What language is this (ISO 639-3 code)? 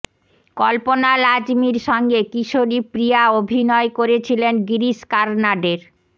ben